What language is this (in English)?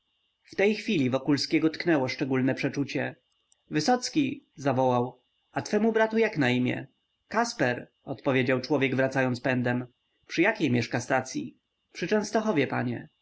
Polish